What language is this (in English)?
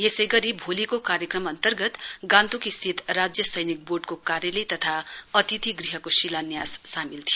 Nepali